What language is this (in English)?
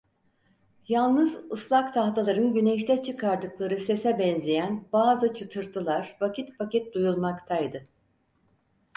Turkish